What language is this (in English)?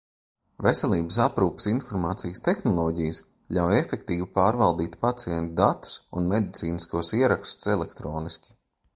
Latvian